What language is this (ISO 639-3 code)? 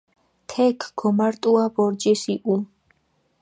xmf